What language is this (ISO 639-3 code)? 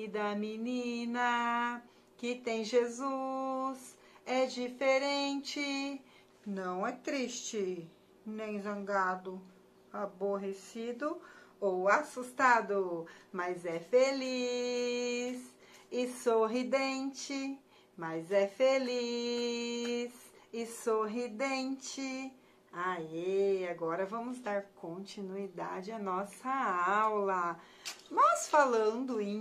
por